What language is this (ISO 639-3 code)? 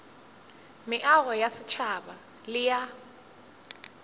nso